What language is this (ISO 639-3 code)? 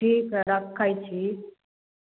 mai